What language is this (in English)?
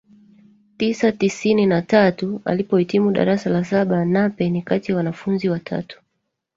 Swahili